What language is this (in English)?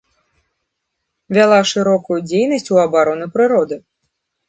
Belarusian